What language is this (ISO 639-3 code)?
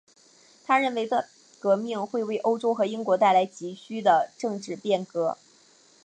zho